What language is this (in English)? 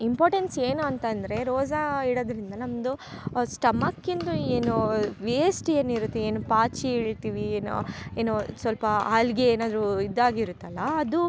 Kannada